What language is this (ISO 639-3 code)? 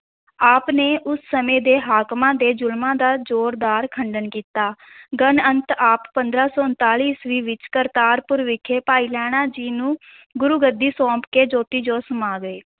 pan